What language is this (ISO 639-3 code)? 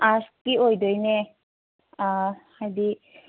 mni